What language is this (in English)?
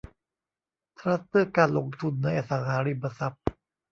Thai